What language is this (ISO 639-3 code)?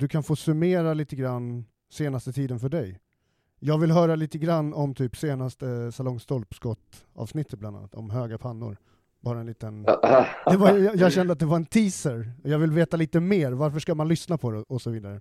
swe